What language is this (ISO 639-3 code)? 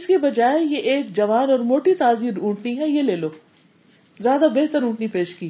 urd